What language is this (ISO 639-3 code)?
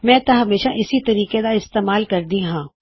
pan